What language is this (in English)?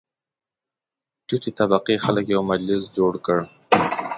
Pashto